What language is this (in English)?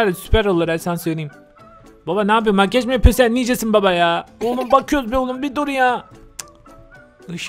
Turkish